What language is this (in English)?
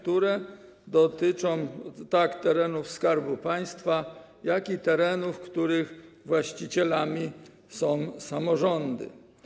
Polish